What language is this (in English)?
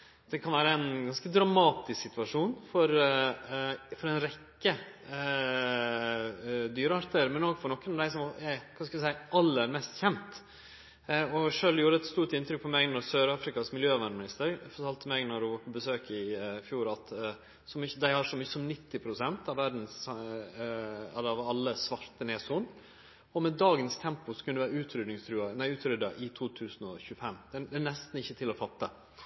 Norwegian Nynorsk